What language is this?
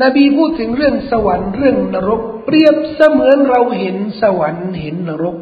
Thai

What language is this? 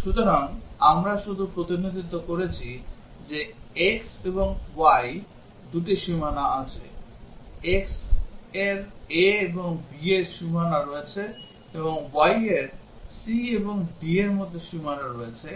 Bangla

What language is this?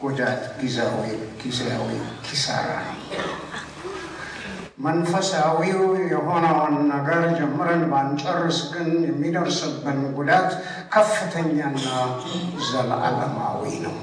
Amharic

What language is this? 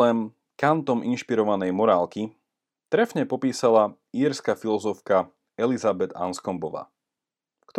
Slovak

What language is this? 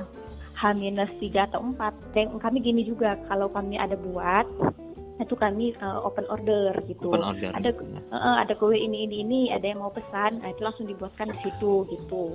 Indonesian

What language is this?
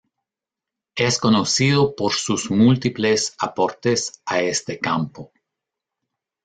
Spanish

